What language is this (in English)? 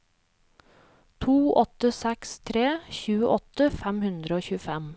Norwegian